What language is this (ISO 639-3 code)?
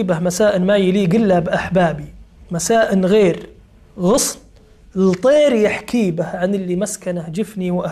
ara